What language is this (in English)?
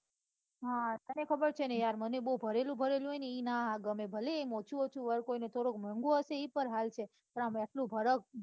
Gujarati